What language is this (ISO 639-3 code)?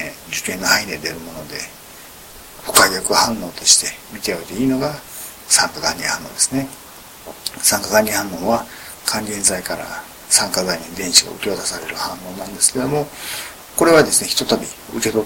jpn